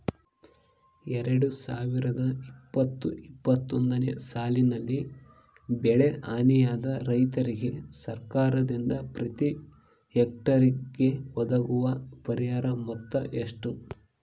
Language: Kannada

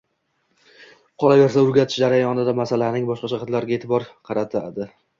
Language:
Uzbek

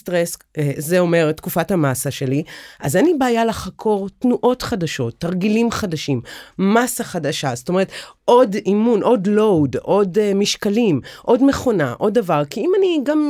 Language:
Hebrew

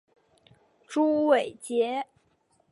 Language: Chinese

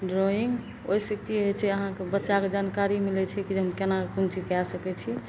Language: Maithili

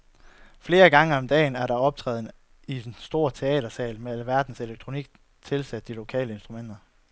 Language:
Danish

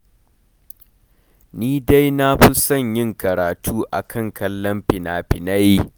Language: Hausa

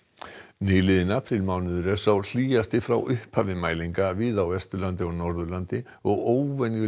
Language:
Icelandic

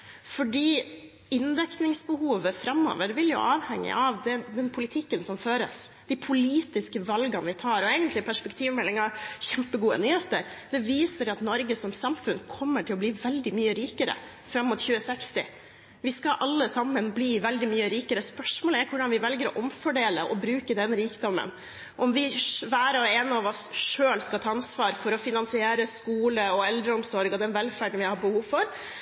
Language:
Norwegian Bokmål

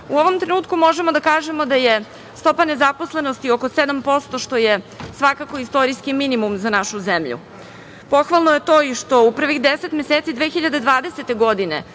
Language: Serbian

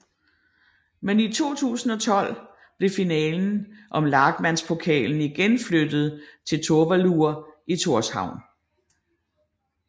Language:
Danish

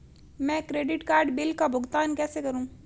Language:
Hindi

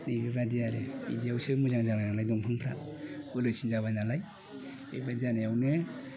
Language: Bodo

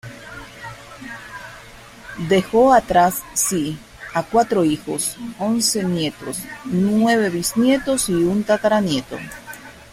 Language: Spanish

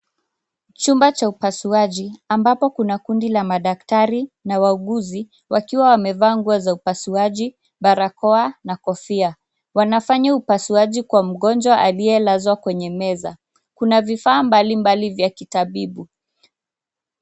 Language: Swahili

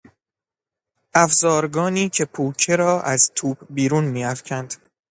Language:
Persian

